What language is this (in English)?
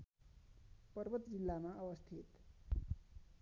Nepali